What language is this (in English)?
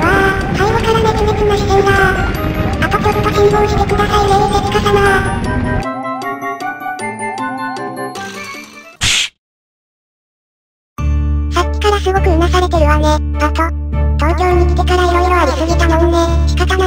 Japanese